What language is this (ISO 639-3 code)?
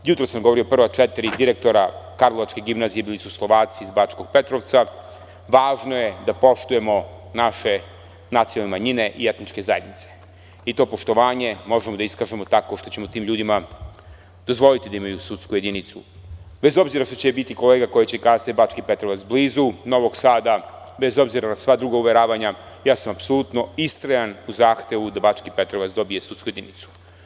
srp